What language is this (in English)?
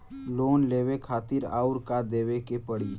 Bhojpuri